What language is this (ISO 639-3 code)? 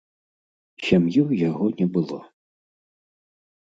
bel